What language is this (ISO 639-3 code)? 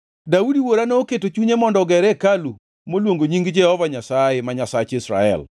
luo